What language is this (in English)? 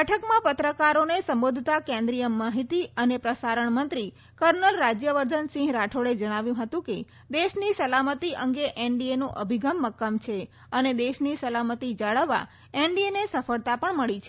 Gujarati